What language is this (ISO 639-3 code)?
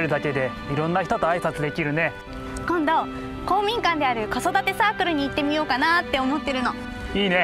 jpn